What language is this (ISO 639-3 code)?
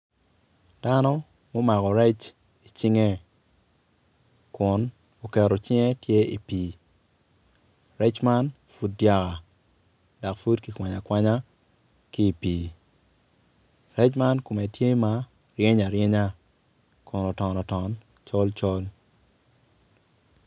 ach